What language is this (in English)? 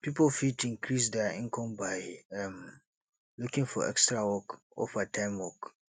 Nigerian Pidgin